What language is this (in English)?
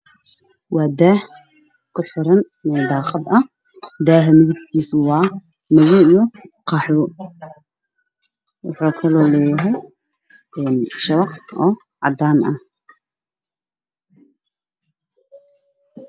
Somali